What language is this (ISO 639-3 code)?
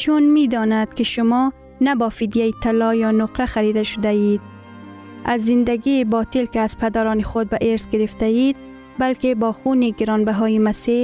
fas